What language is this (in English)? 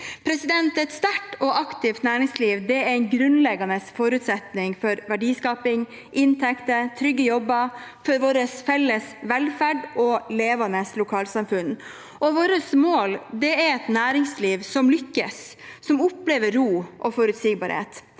Norwegian